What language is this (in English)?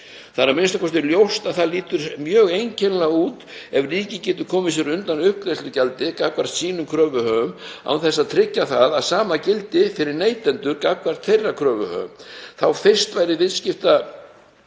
Icelandic